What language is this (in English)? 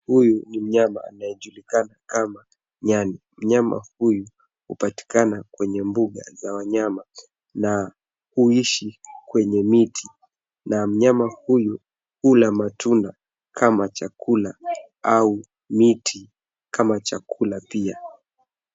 Swahili